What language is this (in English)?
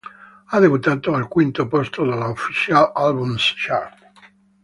Italian